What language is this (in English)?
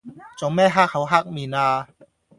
Cantonese